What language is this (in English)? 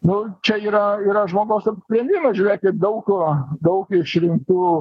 Lithuanian